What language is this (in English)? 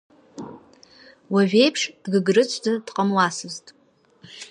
Abkhazian